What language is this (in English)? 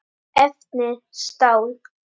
Icelandic